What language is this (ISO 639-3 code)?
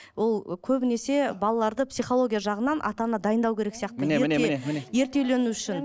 kaz